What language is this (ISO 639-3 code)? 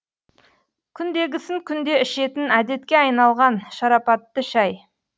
kaz